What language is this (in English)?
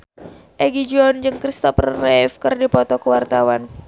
Sundanese